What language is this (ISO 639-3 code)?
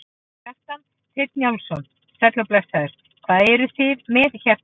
isl